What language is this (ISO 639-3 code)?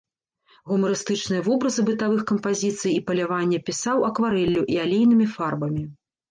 bel